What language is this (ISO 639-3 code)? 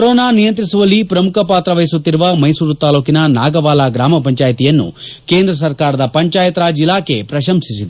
kan